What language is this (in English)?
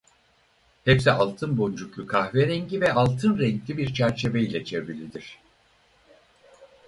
Turkish